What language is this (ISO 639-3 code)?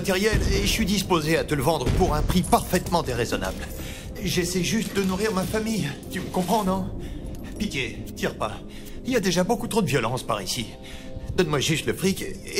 fra